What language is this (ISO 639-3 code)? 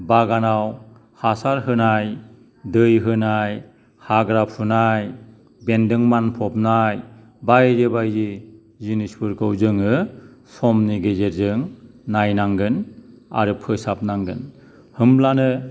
brx